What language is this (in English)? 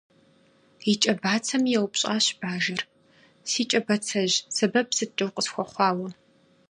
Kabardian